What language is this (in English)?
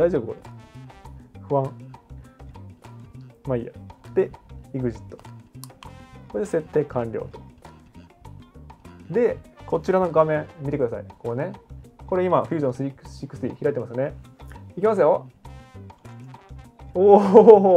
Japanese